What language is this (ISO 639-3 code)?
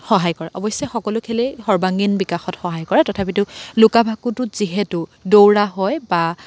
asm